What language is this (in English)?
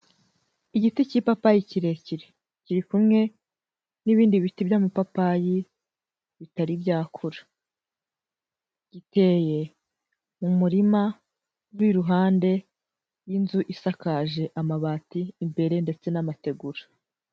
Kinyarwanda